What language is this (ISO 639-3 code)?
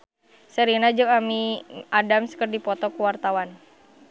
sun